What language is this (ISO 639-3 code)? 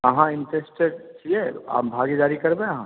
mai